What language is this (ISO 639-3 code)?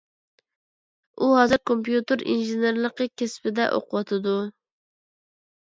uig